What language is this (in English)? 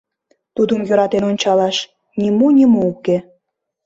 Mari